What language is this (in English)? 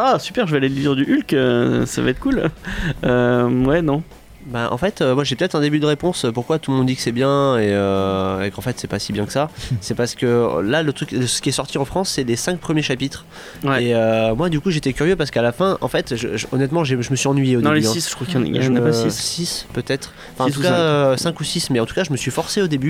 French